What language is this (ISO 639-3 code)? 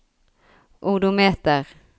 nor